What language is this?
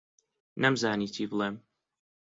Central Kurdish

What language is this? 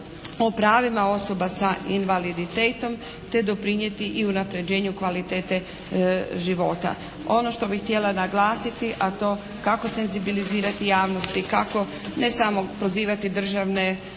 Croatian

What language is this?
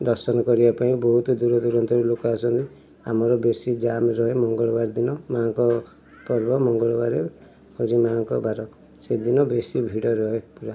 Odia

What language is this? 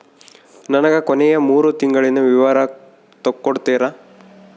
Kannada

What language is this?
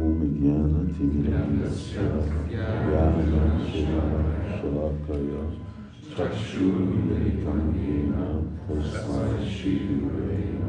Hungarian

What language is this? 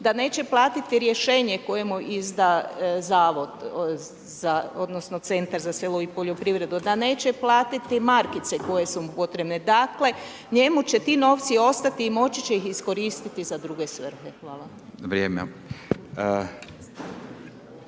Croatian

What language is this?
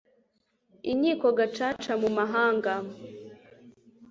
Kinyarwanda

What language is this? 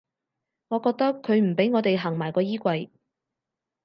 Cantonese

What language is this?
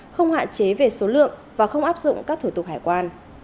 Vietnamese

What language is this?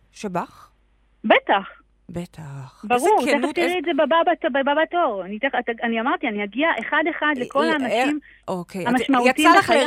Hebrew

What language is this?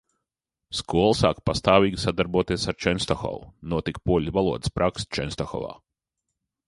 Latvian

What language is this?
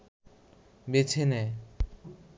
Bangla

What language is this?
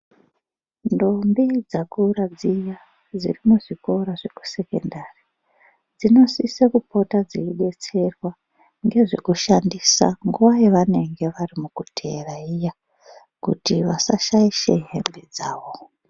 Ndau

